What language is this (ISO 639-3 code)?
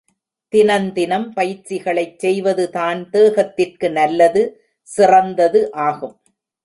tam